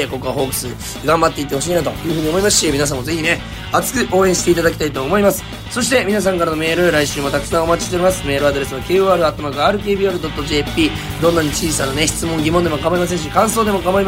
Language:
Japanese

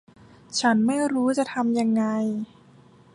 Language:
Thai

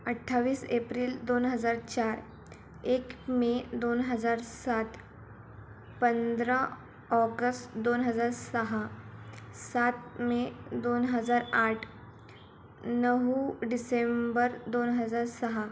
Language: Marathi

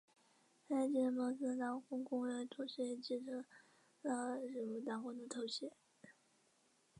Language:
Chinese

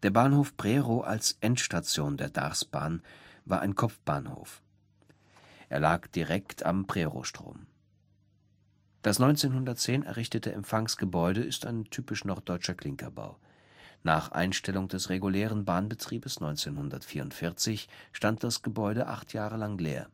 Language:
German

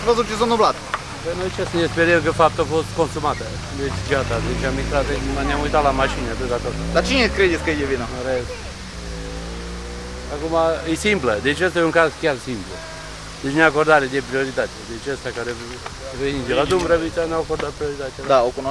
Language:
Romanian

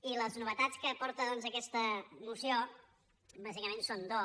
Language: Catalan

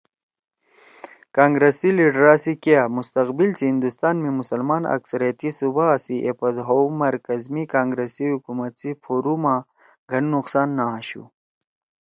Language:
Torwali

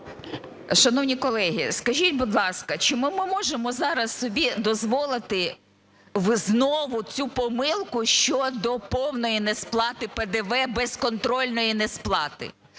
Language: Ukrainian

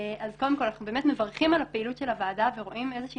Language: Hebrew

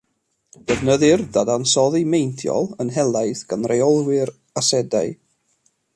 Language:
Welsh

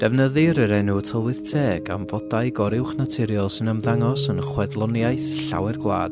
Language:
Welsh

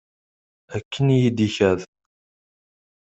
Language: Kabyle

